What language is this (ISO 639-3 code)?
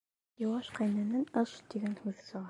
bak